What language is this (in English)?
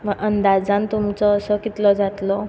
Konkani